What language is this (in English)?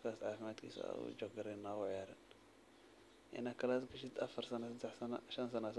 Somali